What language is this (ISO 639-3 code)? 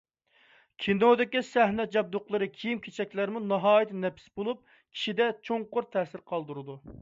uig